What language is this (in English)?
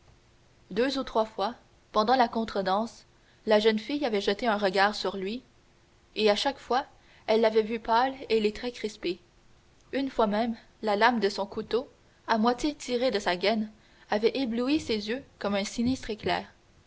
French